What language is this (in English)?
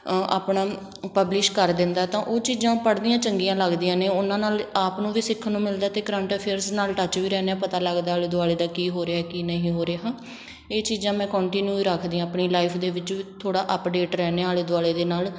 Punjabi